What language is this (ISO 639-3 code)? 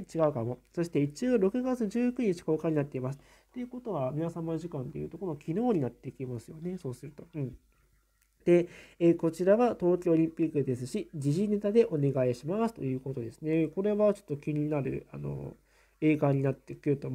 jpn